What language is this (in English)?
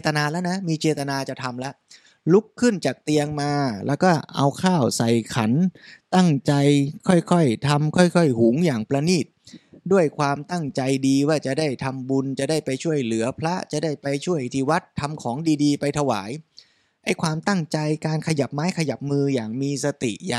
Thai